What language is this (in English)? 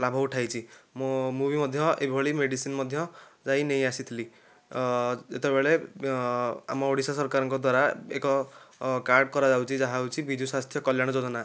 Odia